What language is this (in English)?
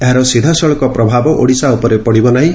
Odia